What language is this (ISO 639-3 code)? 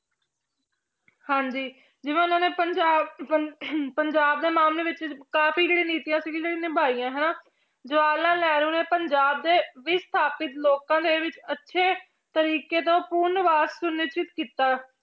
pan